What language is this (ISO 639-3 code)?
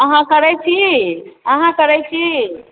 mai